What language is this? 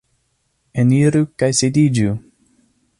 Esperanto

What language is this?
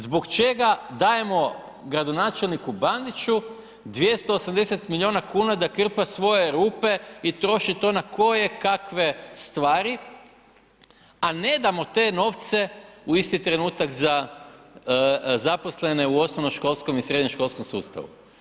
Croatian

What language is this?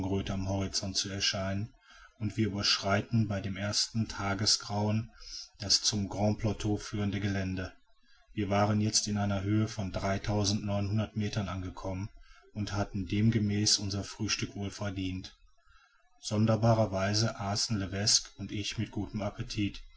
German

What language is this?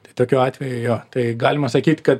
Lithuanian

